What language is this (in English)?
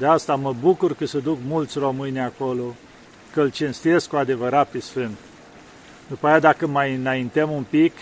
Romanian